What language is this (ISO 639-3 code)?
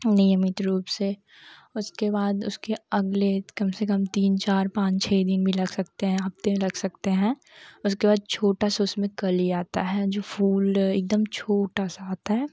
hin